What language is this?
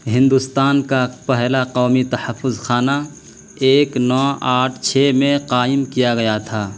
Urdu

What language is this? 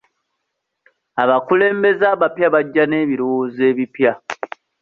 Ganda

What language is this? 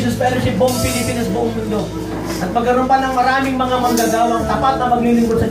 Filipino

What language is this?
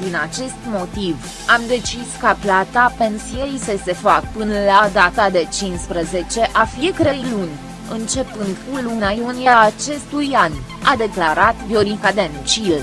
Romanian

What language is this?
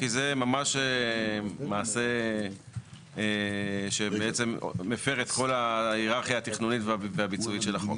Hebrew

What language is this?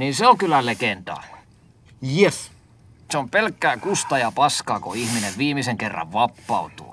Finnish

